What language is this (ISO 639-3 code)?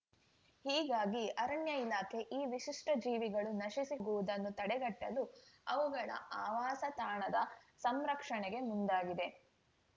kan